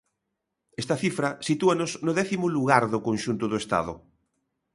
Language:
Galician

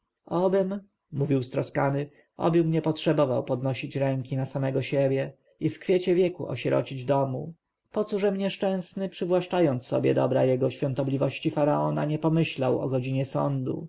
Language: Polish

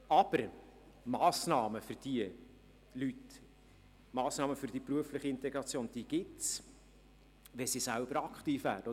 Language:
Swiss German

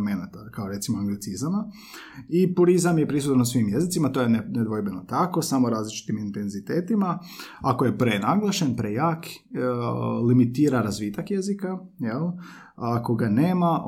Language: Croatian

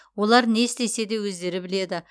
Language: Kazakh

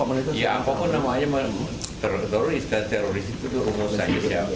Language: Indonesian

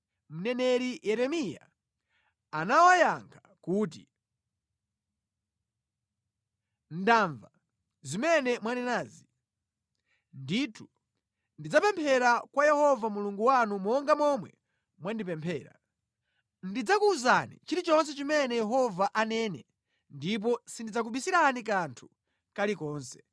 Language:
Nyanja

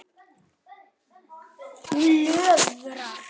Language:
Icelandic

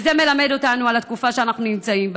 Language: Hebrew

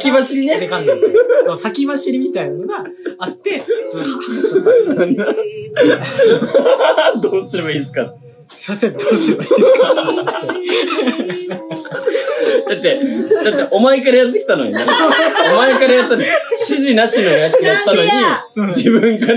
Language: Japanese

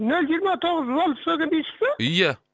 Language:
Kazakh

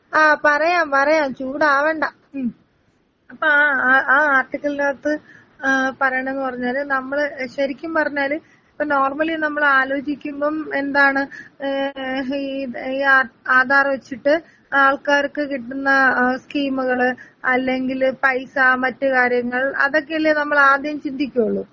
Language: Malayalam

